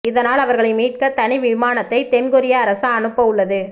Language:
Tamil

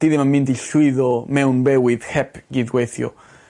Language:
Welsh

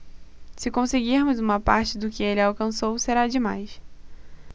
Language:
Portuguese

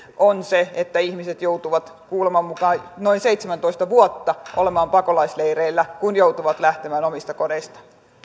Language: Finnish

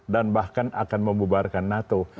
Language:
Indonesian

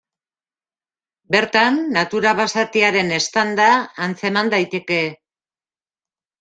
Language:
Basque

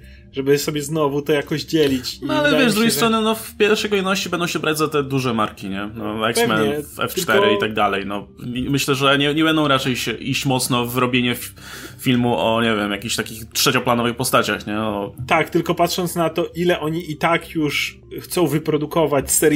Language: Polish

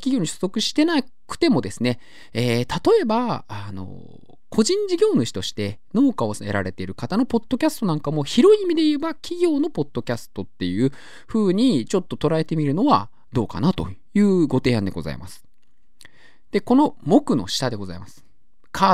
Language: Japanese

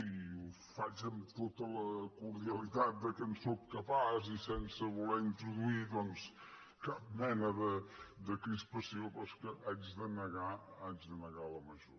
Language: Catalan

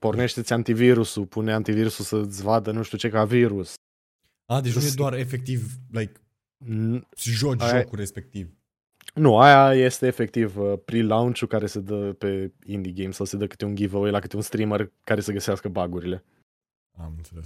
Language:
Romanian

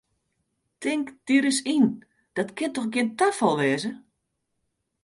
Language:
Western Frisian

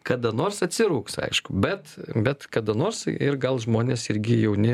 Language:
Lithuanian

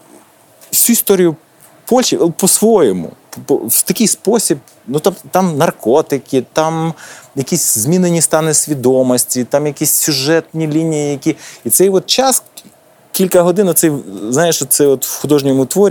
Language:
Ukrainian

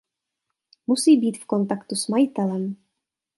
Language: Czech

